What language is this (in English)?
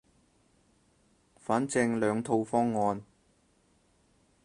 Cantonese